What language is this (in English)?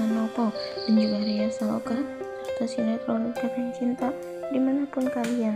Indonesian